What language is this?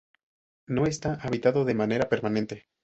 Spanish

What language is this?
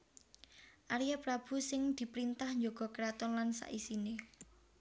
Javanese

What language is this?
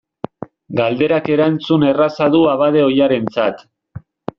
Basque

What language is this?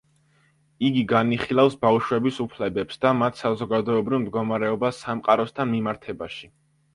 Georgian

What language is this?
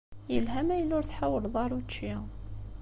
Kabyle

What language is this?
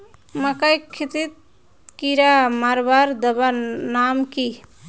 Magahi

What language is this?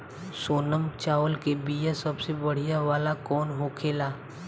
Bhojpuri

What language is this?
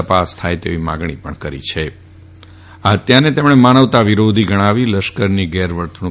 Gujarati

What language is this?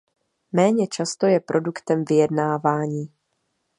Czech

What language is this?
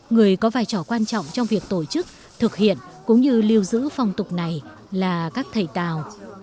Vietnamese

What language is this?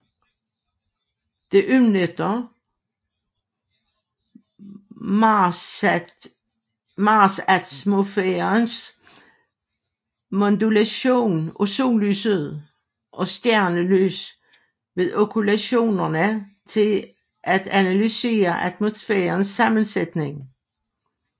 Danish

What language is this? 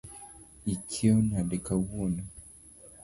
Luo (Kenya and Tanzania)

